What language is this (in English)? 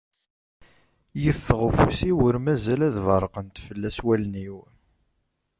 Kabyle